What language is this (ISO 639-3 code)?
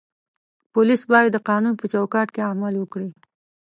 pus